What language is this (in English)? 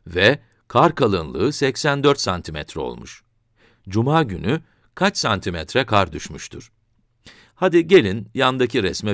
Turkish